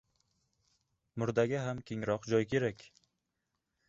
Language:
Uzbek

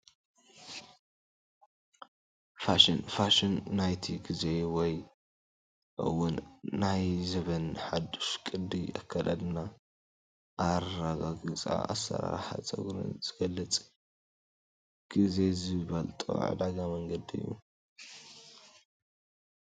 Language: Tigrinya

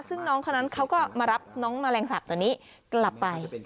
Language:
Thai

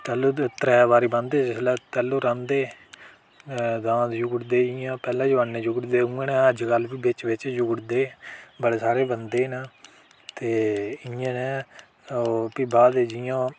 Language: Dogri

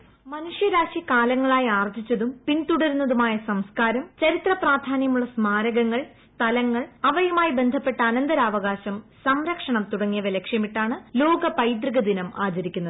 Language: Malayalam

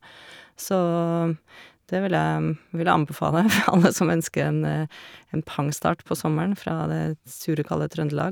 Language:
Norwegian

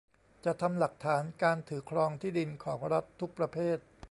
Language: Thai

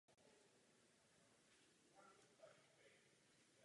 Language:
Czech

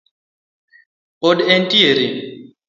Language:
Luo (Kenya and Tanzania)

